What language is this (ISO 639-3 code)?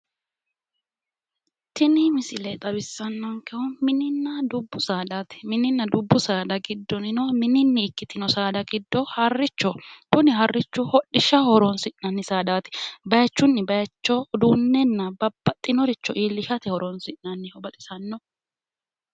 sid